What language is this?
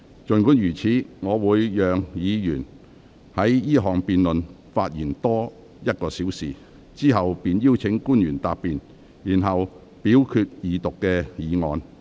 Cantonese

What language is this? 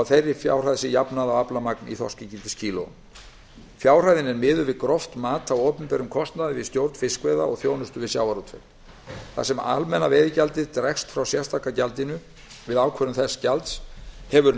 Icelandic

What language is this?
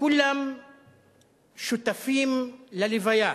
Hebrew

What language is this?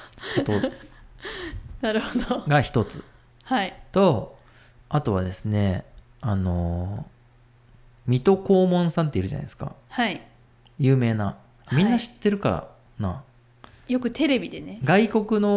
Japanese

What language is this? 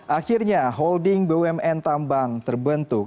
Indonesian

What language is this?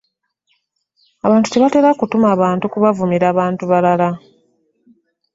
Ganda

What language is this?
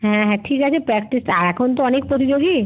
Bangla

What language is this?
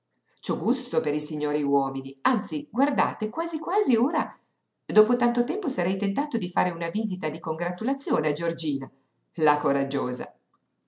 Italian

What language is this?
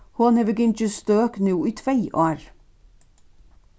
Faroese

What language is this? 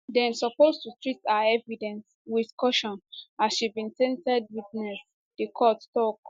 Nigerian Pidgin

